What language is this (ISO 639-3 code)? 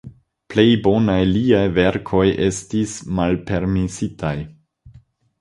epo